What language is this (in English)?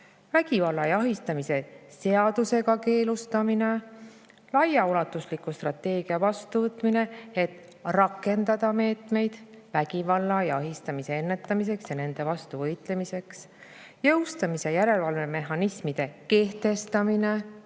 Estonian